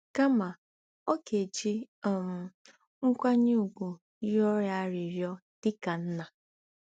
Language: Igbo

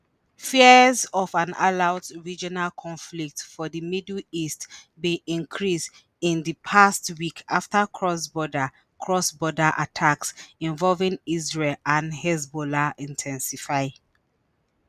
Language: Nigerian Pidgin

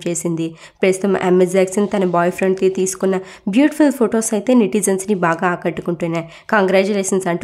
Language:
Telugu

